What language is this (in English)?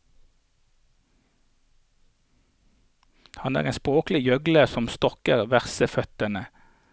Norwegian